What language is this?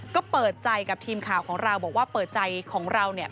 Thai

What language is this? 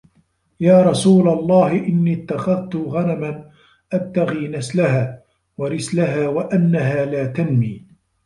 Arabic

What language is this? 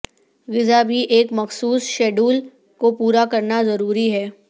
Urdu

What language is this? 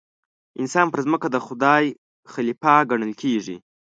Pashto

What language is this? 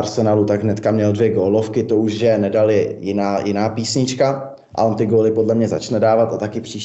Czech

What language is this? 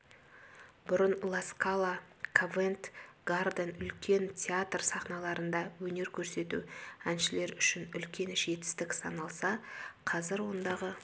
Kazakh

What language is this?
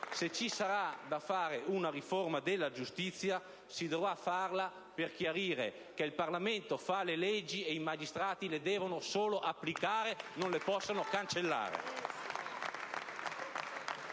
Italian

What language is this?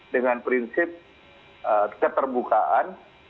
Indonesian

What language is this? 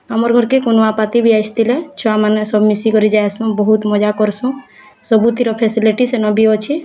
Odia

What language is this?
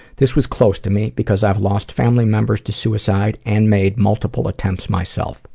English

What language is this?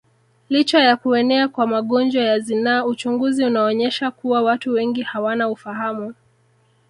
Swahili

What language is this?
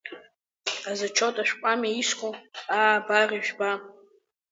Abkhazian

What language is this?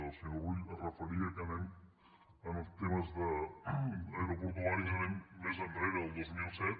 Catalan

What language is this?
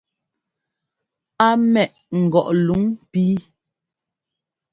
Ngomba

